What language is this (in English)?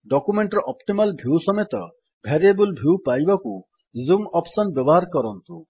Odia